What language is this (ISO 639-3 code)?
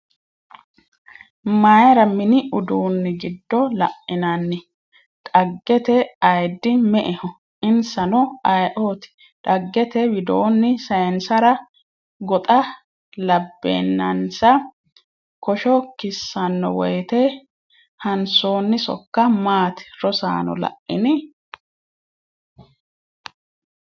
sid